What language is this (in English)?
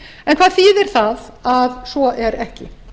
Icelandic